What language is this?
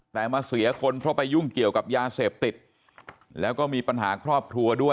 Thai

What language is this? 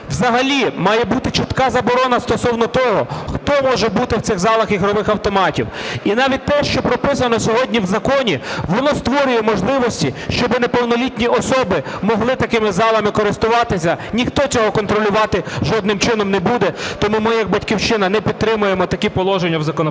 Ukrainian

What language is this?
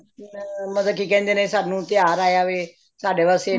Punjabi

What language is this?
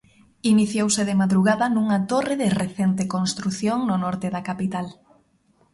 Galician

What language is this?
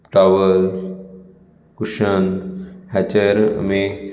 Konkani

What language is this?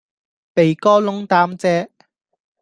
Cantonese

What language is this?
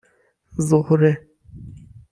Persian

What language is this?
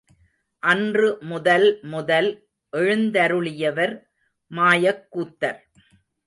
Tamil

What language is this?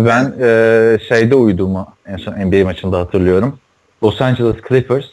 Turkish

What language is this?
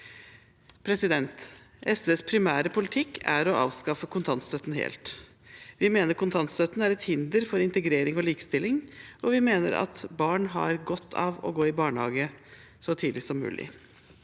Norwegian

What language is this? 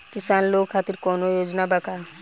Bhojpuri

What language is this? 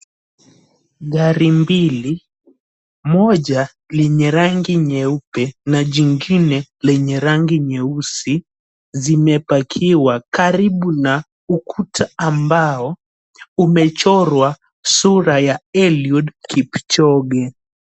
Swahili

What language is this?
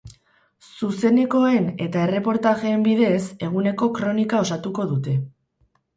Basque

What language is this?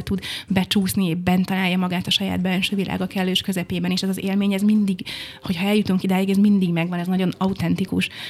Hungarian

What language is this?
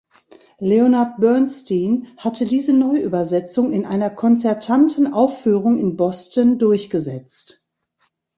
German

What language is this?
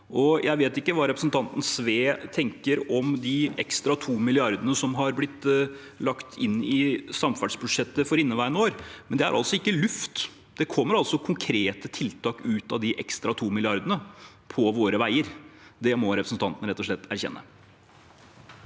Norwegian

